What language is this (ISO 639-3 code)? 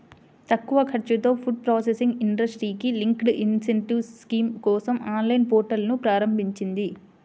tel